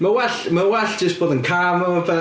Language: Welsh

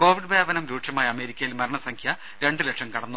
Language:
Malayalam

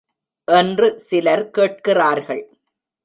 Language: Tamil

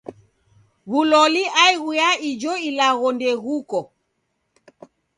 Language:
Taita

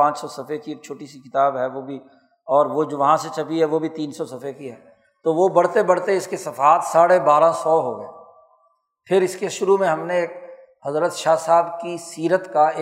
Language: Urdu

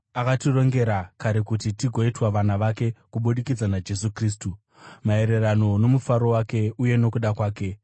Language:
Shona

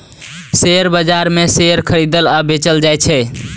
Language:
Maithili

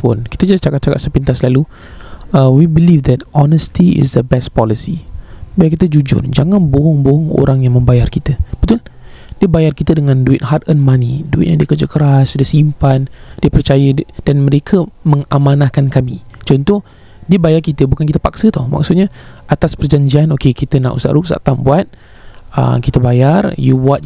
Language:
Malay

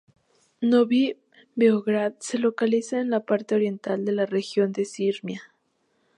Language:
Spanish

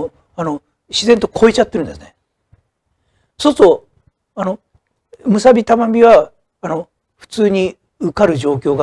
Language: Japanese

